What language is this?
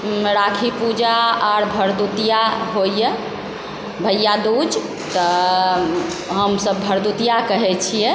Maithili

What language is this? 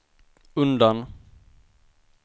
Swedish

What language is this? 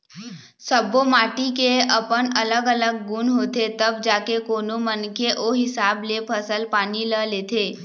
Chhattisgarhi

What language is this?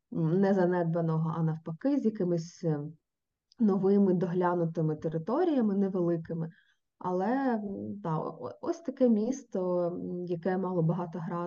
Ukrainian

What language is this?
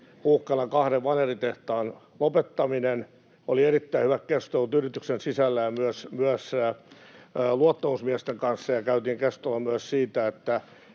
Finnish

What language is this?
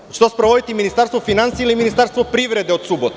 Serbian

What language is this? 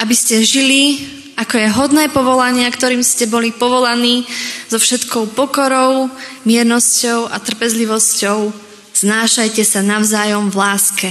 Slovak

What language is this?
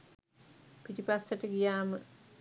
Sinhala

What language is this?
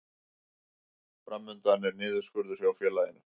Icelandic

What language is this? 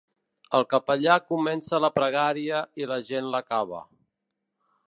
Catalan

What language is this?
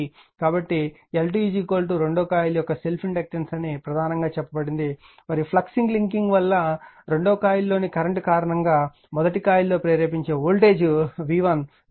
Telugu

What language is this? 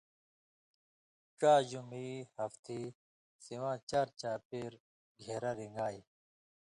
Indus Kohistani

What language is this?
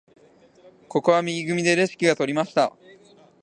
Japanese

